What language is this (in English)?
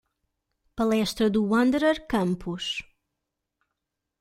Portuguese